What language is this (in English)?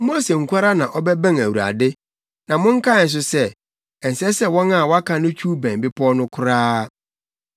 Akan